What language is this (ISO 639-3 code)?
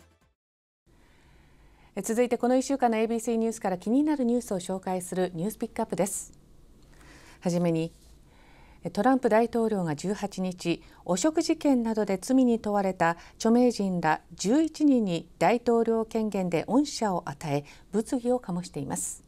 jpn